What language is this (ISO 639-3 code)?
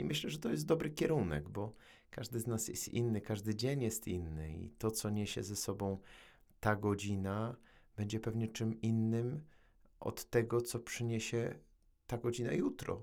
pol